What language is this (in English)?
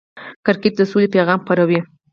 Pashto